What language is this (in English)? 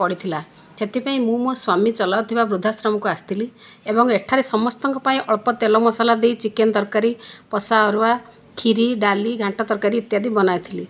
Odia